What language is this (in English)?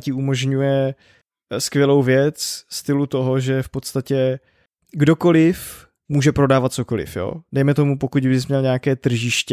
Czech